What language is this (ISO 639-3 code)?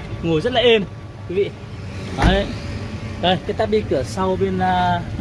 vie